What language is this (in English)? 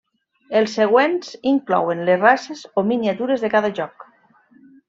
Catalan